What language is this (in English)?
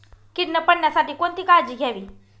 Marathi